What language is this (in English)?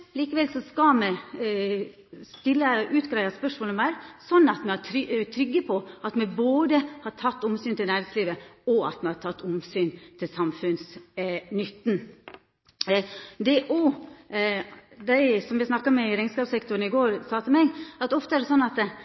Norwegian Nynorsk